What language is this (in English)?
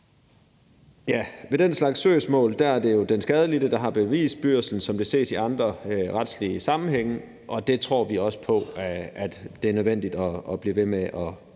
Danish